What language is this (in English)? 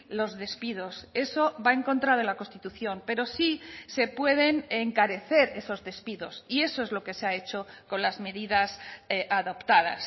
Spanish